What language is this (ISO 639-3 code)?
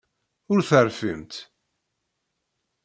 kab